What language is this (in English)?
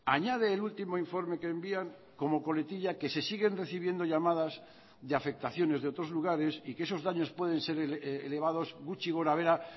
Spanish